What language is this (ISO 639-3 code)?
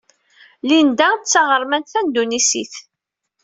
kab